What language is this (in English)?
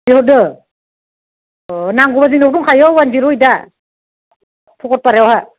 Bodo